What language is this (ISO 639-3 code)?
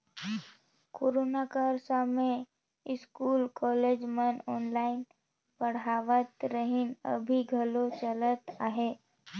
hne